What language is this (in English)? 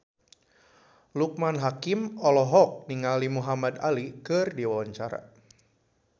Sundanese